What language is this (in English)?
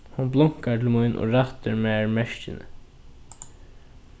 Faroese